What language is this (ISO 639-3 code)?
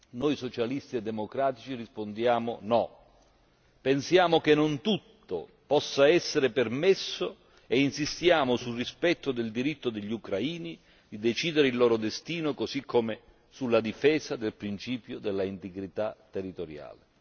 ita